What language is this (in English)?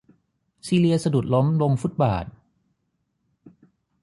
Thai